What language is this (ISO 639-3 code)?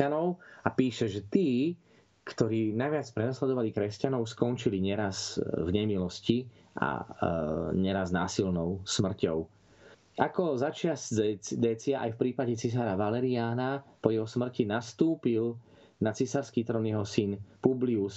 slk